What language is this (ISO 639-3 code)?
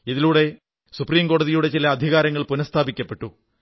mal